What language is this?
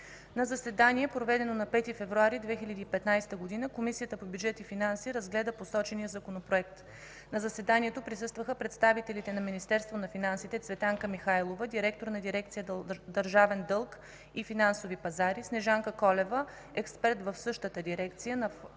Bulgarian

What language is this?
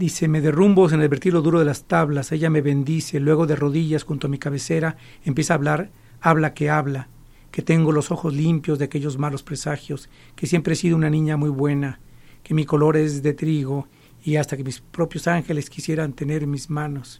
Spanish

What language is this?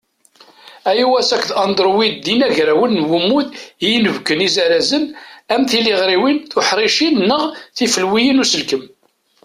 Kabyle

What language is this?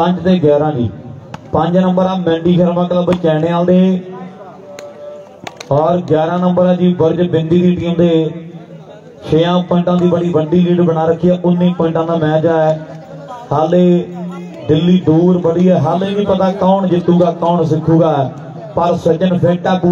Hindi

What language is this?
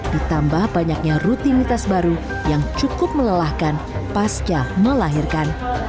Indonesian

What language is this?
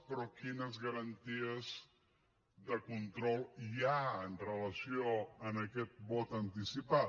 Catalan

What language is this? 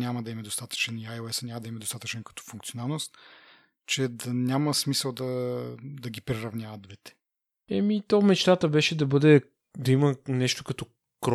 Bulgarian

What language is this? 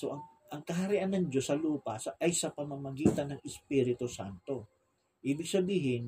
Filipino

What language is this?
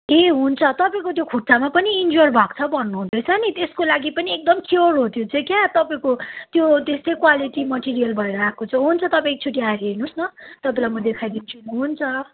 Nepali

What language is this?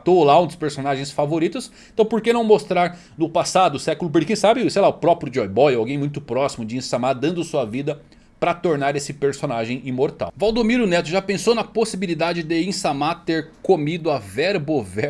Portuguese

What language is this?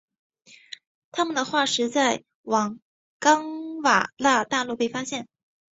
Chinese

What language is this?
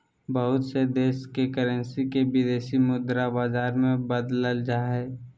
Magahi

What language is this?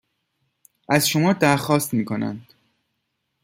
Persian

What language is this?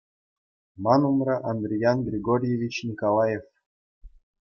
Chuvash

